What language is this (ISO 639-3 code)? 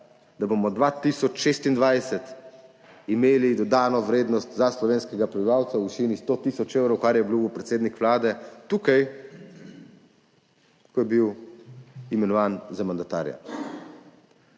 slv